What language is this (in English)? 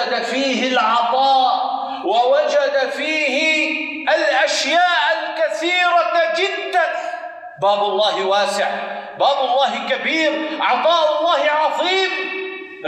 Arabic